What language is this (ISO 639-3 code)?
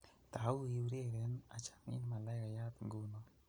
kln